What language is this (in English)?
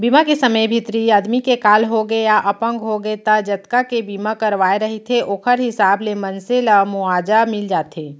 Chhattisgarhi